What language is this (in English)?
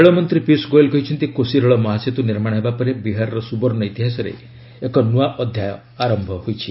Odia